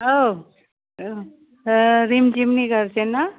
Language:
Bodo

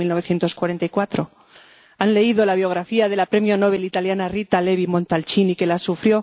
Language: Spanish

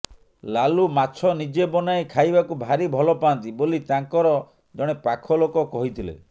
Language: Odia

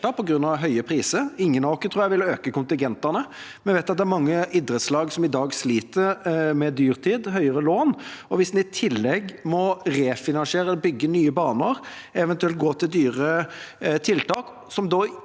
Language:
Norwegian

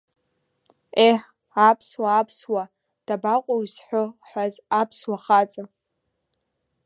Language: Abkhazian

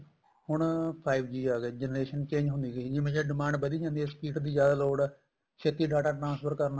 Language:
Punjabi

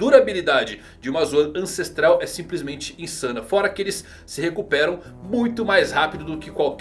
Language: Portuguese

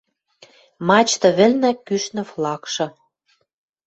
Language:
Western Mari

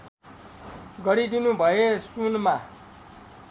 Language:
Nepali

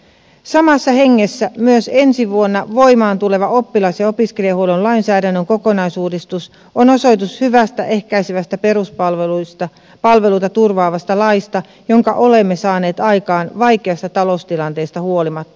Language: Finnish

